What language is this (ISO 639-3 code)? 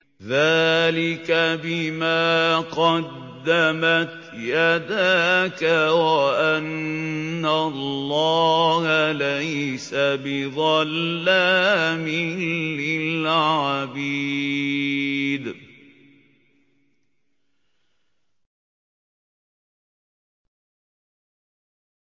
ara